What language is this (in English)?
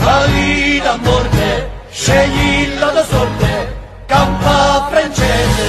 Romanian